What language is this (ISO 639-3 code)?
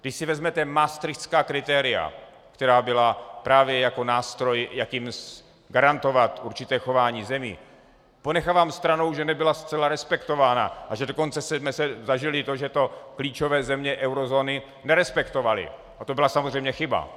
ces